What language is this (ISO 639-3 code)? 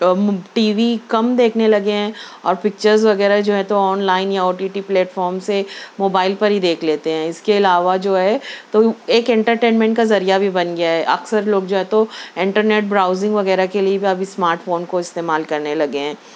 urd